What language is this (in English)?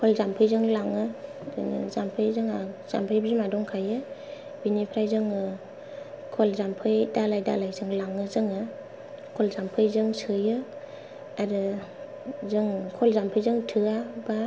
Bodo